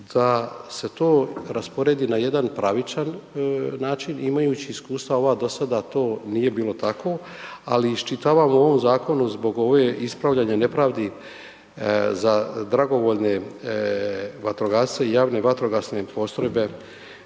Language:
Croatian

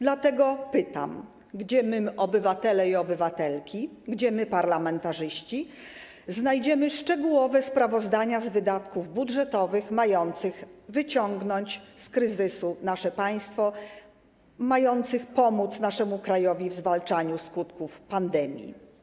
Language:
Polish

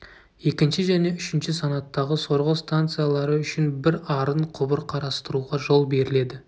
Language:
Kazakh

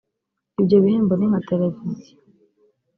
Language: Kinyarwanda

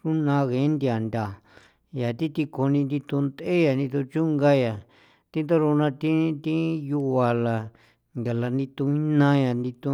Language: San Felipe Otlaltepec Popoloca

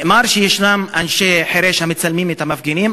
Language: Hebrew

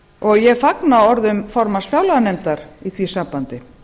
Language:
Icelandic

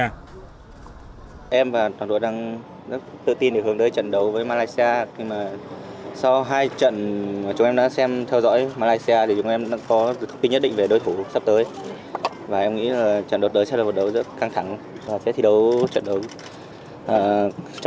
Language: Vietnamese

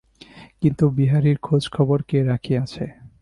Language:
Bangla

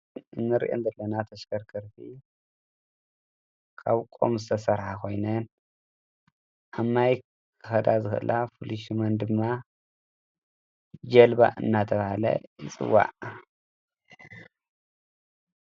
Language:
Tigrinya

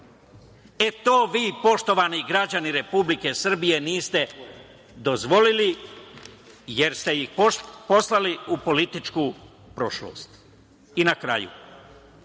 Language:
Serbian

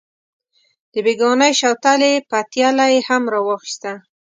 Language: Pashto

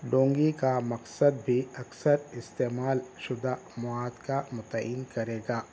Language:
Urdu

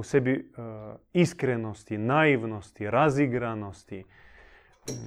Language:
Croatian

